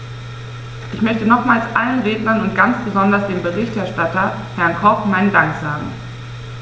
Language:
German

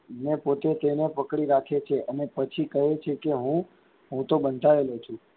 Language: Gujarati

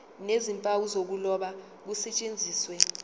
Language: Zulu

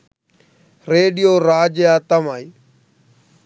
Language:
Sinhala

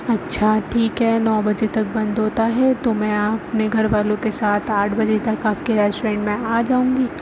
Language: Urdu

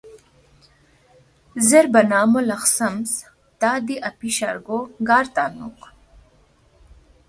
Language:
Balti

